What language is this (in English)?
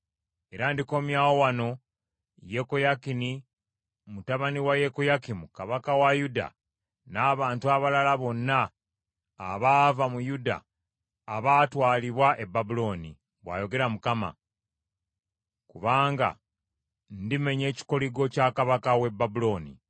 Ganda